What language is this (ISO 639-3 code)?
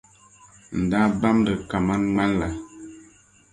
dag